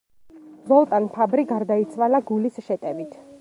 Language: Georgian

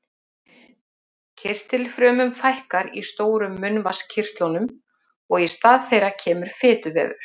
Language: Icelandic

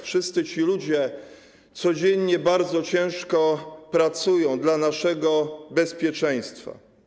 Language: Polish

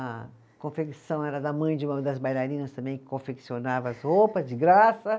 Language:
Portuguese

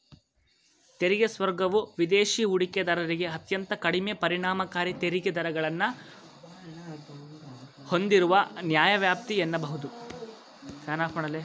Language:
Kannada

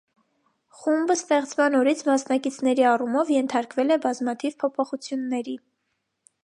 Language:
Armenian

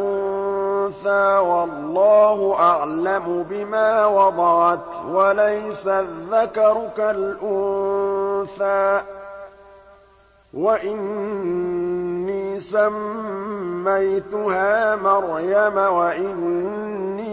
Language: Arabic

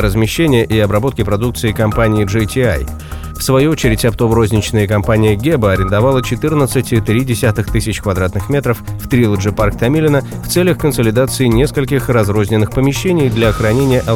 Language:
Russian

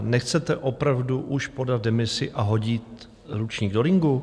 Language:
Czech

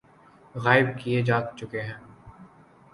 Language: Urdu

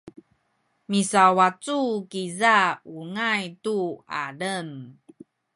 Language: Sakizaya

